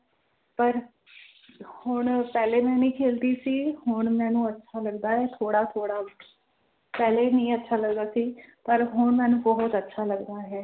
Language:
Punjabi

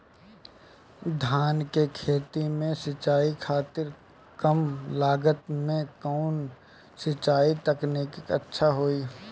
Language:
Bhojpuri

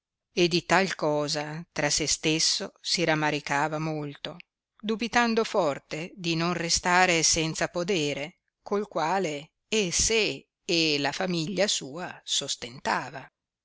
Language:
Italian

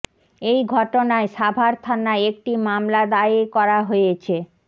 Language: Bangla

